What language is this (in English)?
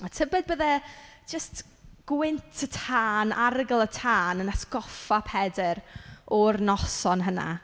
Welsh